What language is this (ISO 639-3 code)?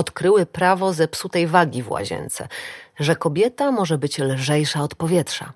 pol